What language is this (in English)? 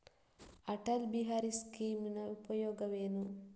Kannada